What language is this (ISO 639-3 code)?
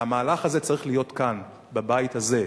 heb